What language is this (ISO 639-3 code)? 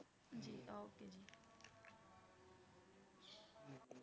pan